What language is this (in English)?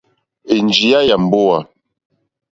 Mokpwe